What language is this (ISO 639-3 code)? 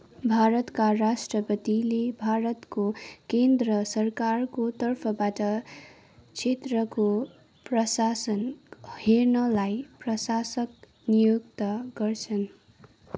nep